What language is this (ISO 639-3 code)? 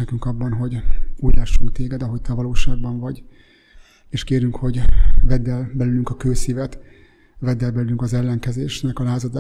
hun